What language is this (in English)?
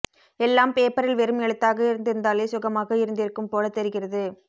Tamil